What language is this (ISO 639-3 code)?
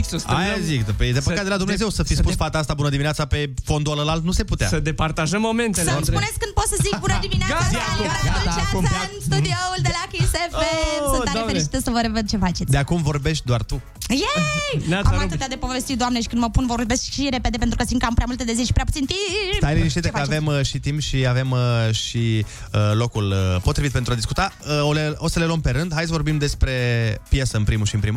ron